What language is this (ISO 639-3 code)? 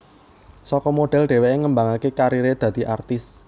jav